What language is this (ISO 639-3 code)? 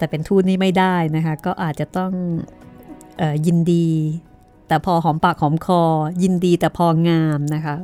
tha